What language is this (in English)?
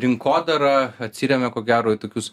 Lithuanian